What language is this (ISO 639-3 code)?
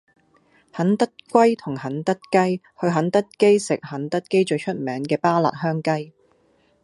yue